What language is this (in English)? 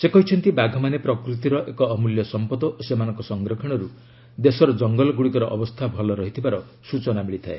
Odia